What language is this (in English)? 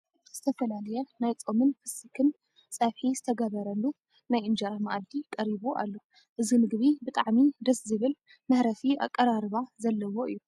Tigrinya